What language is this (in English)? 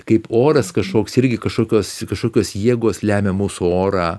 Lithuanian